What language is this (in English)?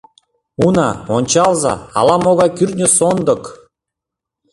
Mari